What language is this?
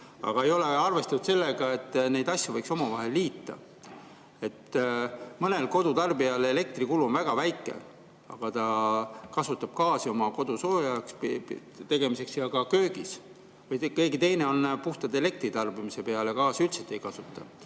Estonian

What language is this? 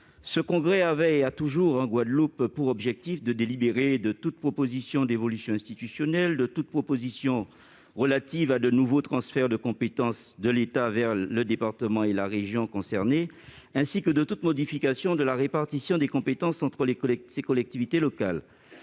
French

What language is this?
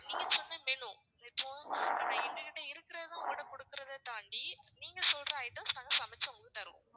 Tamil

